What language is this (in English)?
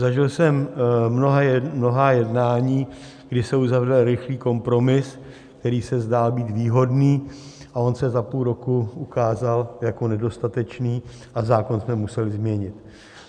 Czech